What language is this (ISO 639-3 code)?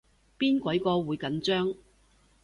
yue